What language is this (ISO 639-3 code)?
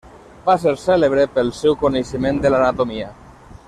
cat